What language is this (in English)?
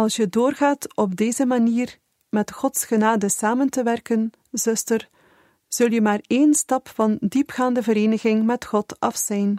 Dutch